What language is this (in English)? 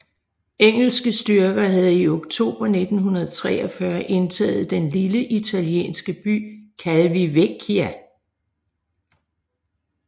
Danish